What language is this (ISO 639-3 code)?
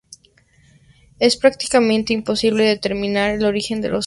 spa